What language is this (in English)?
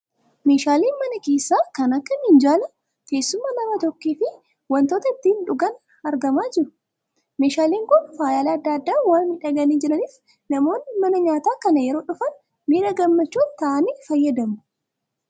Oromo